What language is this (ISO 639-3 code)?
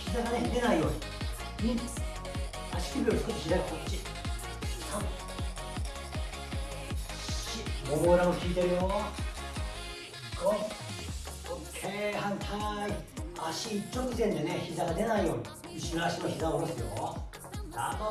jpn